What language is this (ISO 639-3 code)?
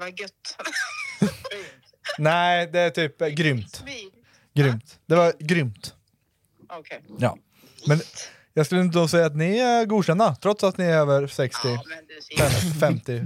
swe